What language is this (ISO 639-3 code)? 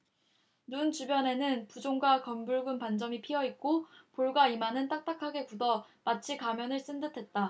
kor